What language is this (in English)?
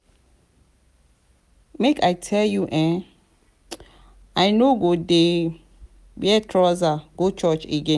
Nigerian Pidgin